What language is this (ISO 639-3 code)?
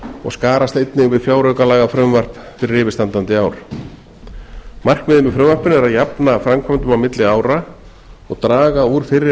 isl